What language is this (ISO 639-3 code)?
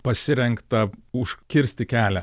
lit